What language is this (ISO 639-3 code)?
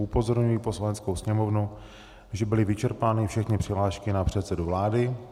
ces